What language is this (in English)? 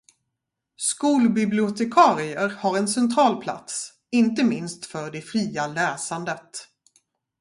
Swedish